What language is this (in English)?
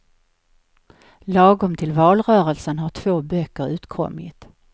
Swedish